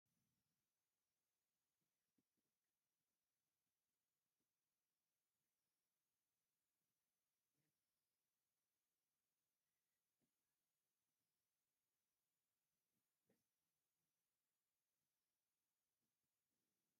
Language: Tigrinya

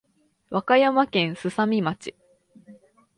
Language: Japanese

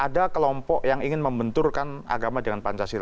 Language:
Indonesian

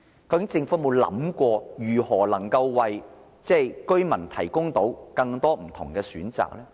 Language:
Cantonese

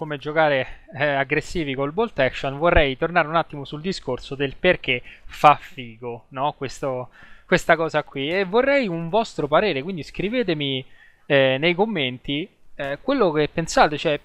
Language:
Italian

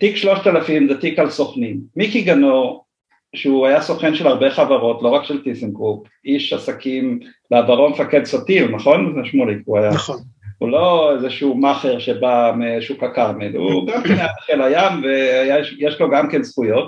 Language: Hebrew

